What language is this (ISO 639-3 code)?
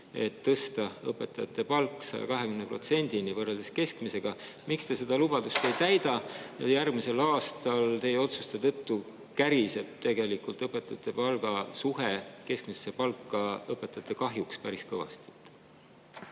est